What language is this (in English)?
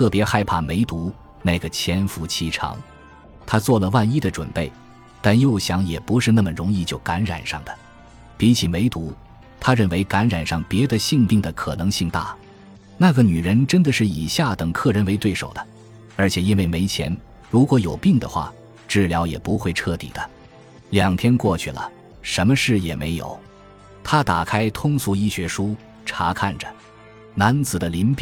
Chinese